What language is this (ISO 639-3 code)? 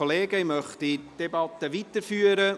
gsw